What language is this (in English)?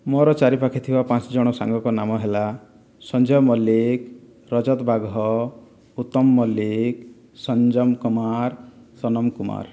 Odia